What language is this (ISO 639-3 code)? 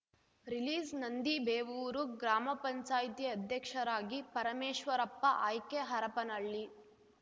kan